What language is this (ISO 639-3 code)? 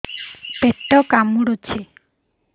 ori